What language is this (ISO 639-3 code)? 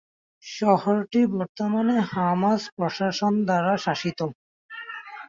ben